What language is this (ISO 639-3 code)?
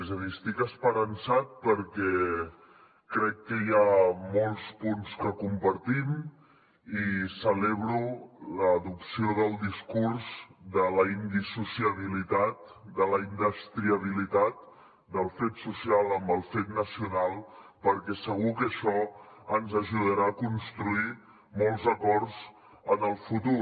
cat